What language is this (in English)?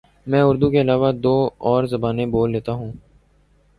Urdu